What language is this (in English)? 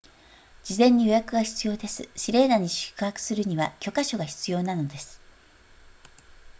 Japanese